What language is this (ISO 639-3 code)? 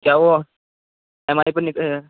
urd